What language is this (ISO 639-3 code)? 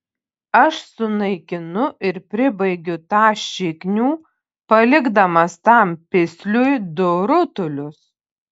lit